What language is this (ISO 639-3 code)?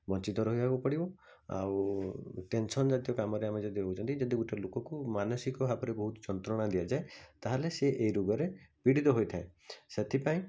ori